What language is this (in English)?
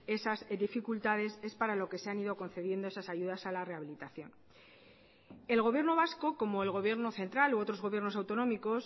Spanish